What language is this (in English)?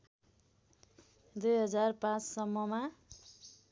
Nepali